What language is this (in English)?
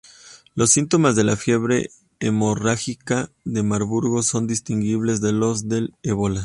Spanish